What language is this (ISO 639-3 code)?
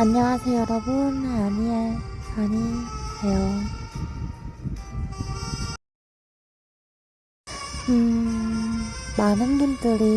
kor